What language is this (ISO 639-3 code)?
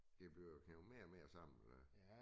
dan